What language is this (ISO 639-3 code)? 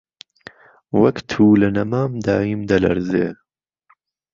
ckb